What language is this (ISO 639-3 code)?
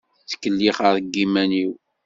kab